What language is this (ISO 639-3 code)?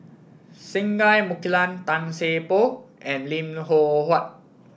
eng